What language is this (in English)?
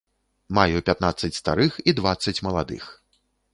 Belarusian